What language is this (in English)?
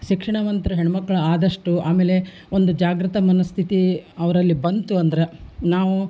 Kannada